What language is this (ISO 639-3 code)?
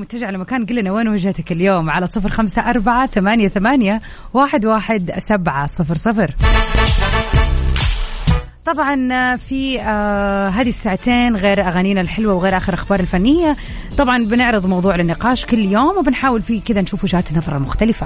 ara